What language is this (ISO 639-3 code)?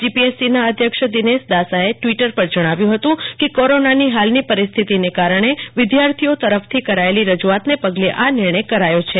guj